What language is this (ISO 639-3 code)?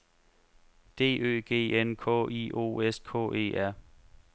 dan